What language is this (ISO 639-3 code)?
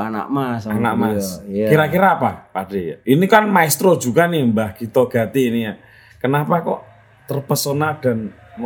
ind